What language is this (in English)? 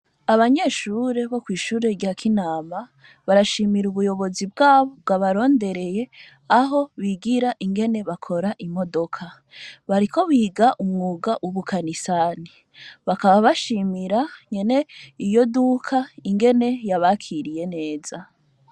Rundi